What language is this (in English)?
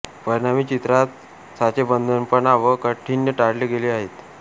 Marathi